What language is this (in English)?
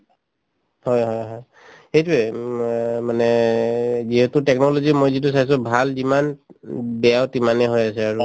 Assamese